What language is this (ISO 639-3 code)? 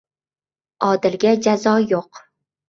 uzb